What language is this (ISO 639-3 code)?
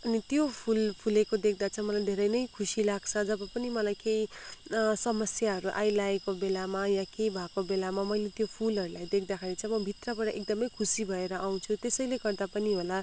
nep